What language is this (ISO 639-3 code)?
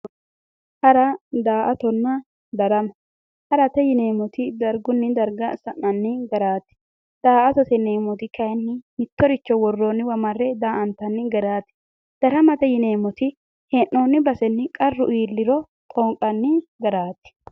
sid